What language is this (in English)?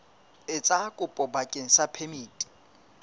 Southern Sotho